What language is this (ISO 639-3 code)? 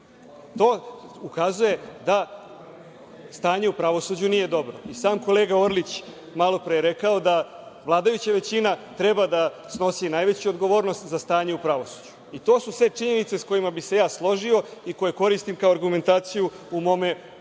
srp